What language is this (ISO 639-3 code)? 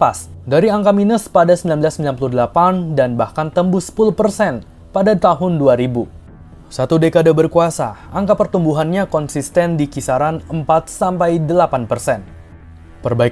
ind